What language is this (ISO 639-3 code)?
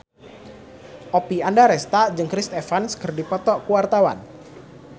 sun